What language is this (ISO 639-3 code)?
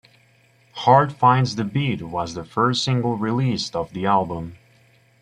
eng